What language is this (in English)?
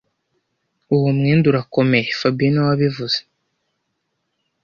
Kinyarwanda